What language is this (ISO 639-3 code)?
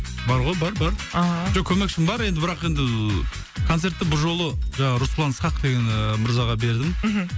kaz